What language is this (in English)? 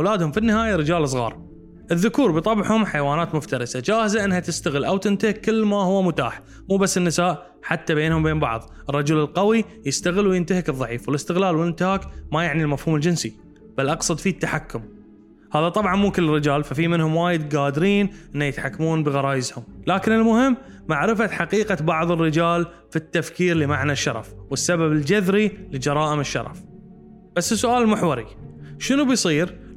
Arabic